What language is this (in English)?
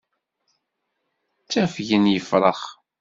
Kabyle